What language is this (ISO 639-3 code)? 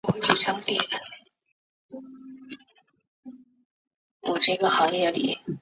zho